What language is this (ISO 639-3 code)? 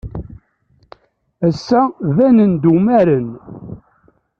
kab